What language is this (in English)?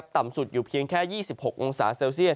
Thai